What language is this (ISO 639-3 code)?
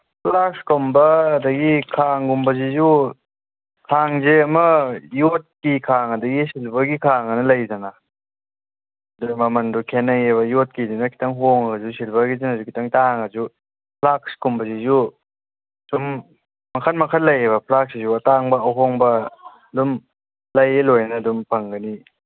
mni